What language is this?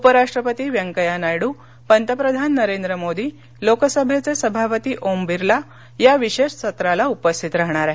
Marathi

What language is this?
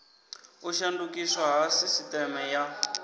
Venda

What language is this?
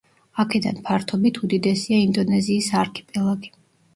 Georgian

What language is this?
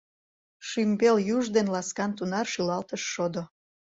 Mari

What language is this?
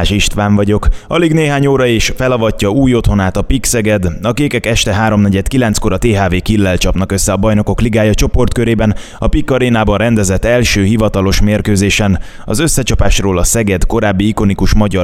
Hungarian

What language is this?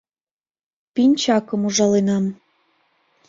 Mari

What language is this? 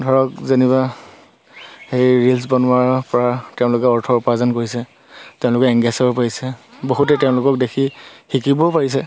Assamese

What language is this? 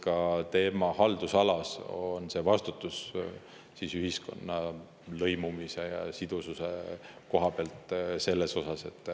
Estonian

